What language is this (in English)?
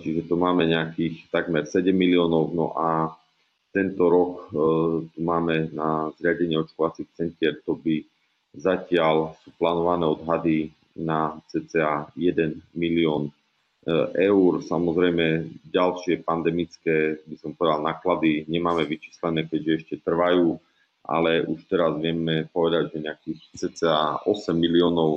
Slovak